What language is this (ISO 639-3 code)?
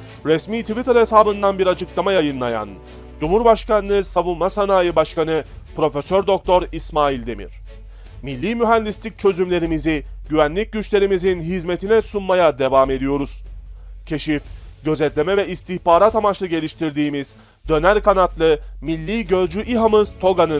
tur